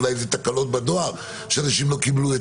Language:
Hebrew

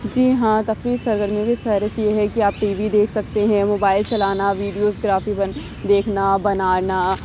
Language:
Urdu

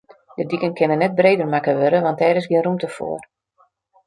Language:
Western Frisian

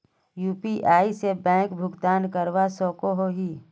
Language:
Magahi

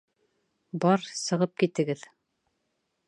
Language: Bashkir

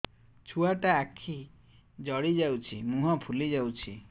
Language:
Odia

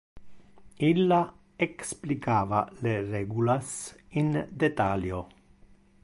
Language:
Interlingua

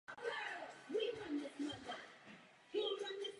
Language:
Czech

